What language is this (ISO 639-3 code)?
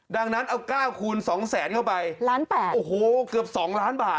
tha